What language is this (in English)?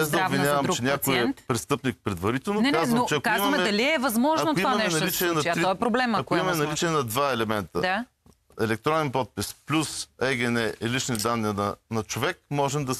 Bulgarian